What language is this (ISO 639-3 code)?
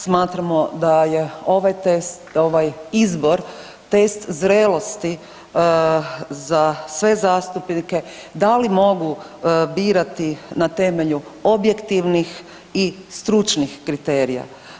hrv